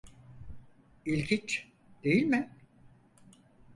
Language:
Turkish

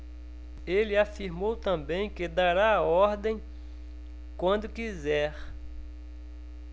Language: Portuguese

